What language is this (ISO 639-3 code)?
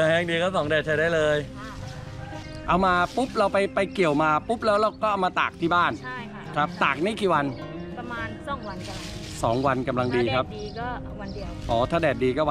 tha